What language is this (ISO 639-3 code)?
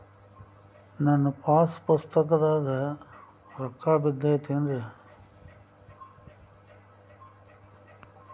kan